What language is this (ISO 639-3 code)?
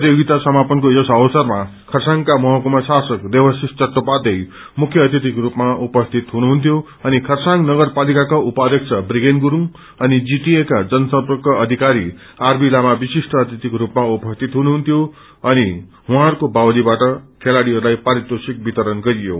nep